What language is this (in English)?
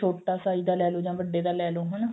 Punjabi